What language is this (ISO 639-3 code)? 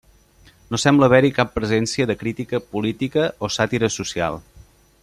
cat